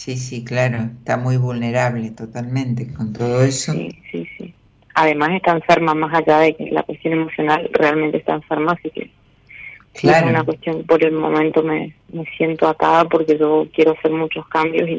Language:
Spanish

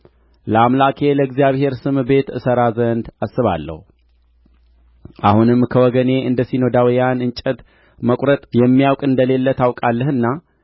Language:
Amharic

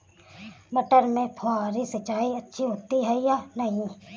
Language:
Hindi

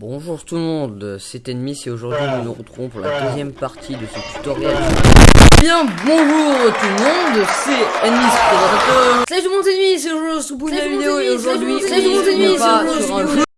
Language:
French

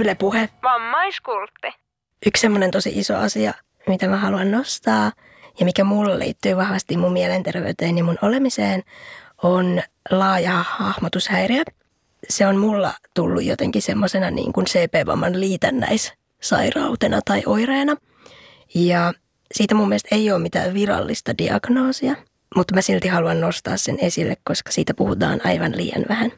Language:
Finnish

